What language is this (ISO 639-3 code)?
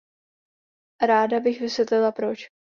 ces